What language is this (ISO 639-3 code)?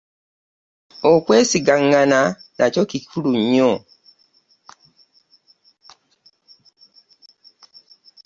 lug